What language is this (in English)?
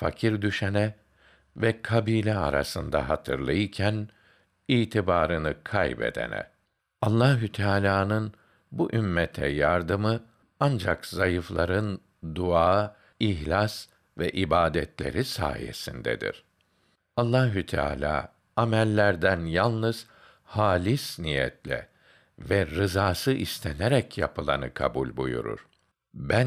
Turkish